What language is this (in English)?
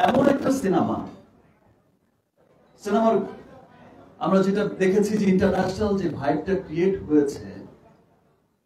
Bangla